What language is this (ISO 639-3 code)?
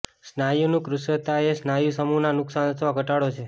guj